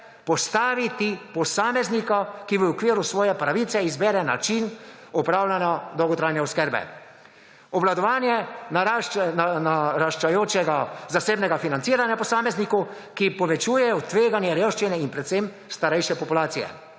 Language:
Slovenian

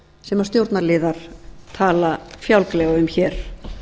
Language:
Icelandic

